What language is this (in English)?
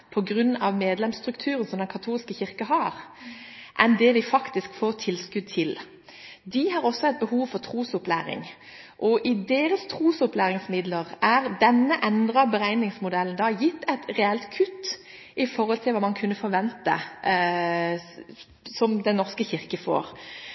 Norwegian Bokmål